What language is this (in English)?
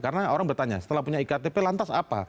Indonesian